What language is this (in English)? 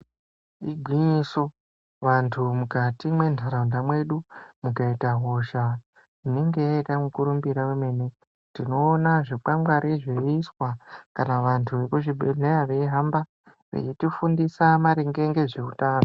Ndau